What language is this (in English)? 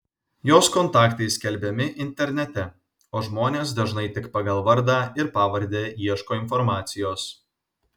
Lithuanian